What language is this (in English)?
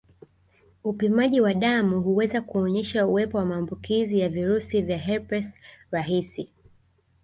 Swahili